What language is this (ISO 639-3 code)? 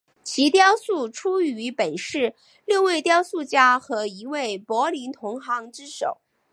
zho